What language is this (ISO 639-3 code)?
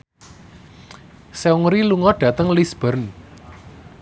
jav